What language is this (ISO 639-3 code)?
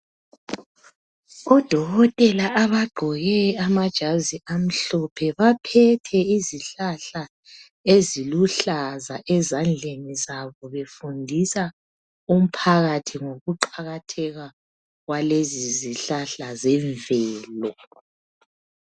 nde